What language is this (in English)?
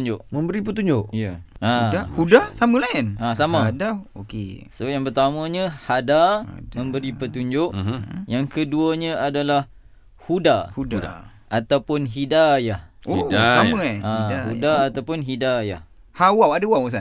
Malay